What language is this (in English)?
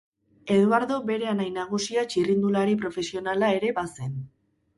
Basque